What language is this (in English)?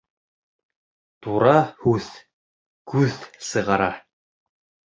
Bashkir